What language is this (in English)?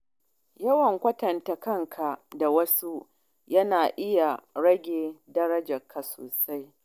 Hausa